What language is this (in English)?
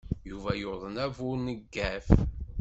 Kabyle